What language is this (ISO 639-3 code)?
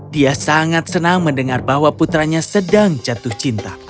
ind